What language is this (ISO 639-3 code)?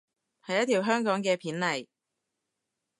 yue